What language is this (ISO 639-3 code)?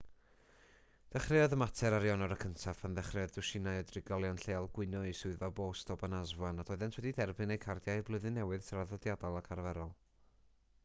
cym